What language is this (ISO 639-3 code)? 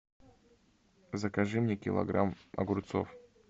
rus